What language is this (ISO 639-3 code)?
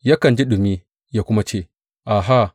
hau